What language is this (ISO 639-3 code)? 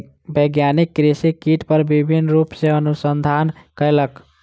mai